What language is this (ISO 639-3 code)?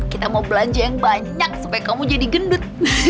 ind